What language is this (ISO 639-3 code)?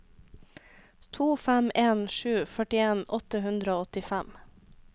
nor